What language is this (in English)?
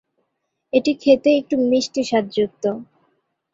Bangla